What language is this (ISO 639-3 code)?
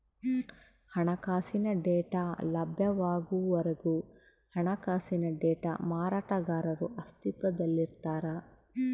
kan